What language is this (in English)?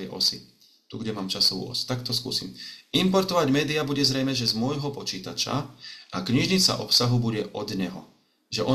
Slovak